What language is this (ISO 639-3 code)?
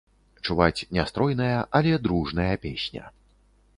bel